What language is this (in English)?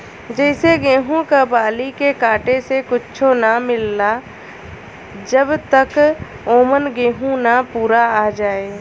Bhojpuri